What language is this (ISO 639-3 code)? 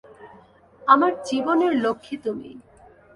ben